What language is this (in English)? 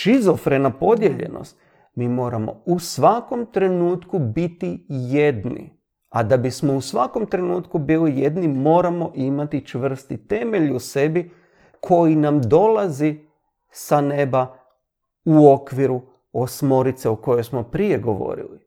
Croatian